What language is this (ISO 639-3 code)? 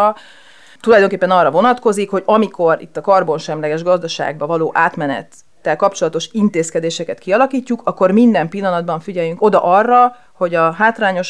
hun